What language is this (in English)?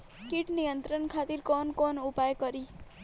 Bhojpuri